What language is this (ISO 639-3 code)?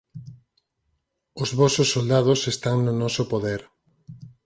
glg